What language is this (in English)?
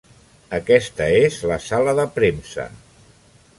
Catalan